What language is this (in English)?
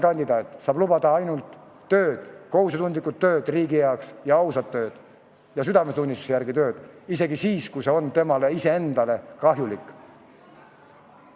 Estonian